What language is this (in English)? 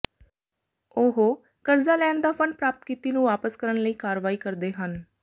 Punjabi